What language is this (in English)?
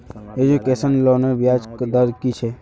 Magahi